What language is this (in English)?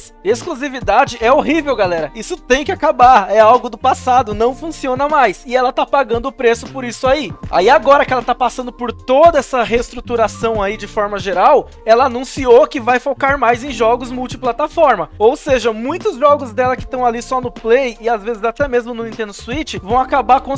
Portuguese